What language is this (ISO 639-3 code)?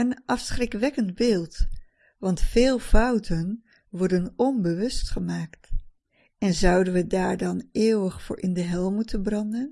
nld